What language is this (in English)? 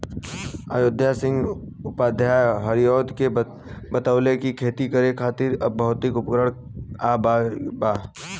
Bhojpuri